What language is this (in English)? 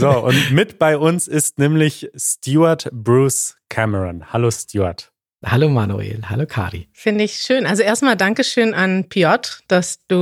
German